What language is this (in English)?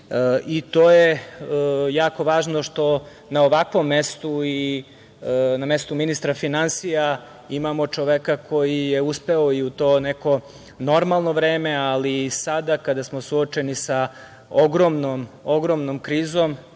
Serbian